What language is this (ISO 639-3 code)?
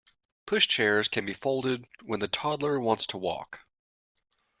eng